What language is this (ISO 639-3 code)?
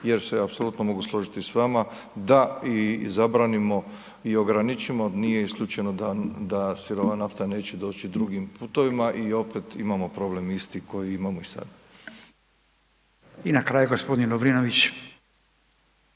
hrv